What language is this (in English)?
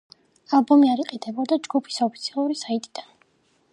Georgian